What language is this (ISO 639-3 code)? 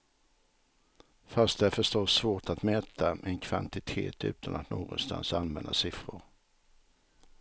swe